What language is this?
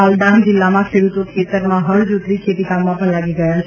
Gujarati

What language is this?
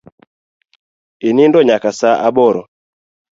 Luo (Kenya and Tanzania)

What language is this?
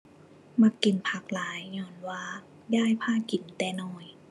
Thai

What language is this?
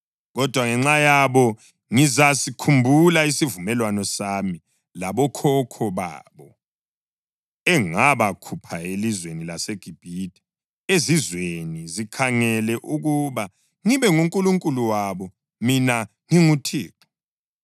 North Ndebele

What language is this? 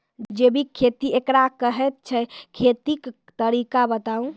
Maithili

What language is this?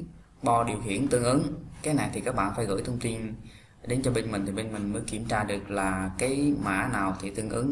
Vietnamese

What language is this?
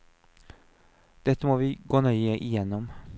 Norwegian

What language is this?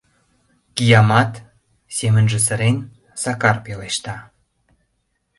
Mari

